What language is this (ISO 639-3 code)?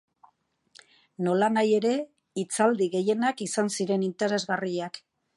eus